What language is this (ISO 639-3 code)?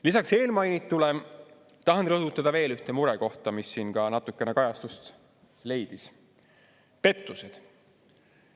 est